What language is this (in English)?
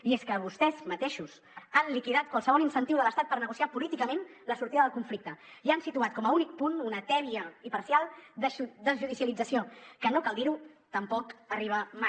Catalan